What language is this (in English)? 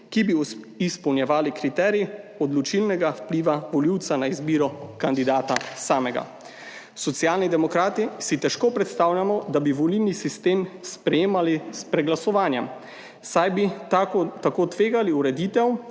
Slovenian